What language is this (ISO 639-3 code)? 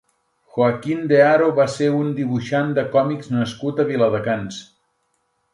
cat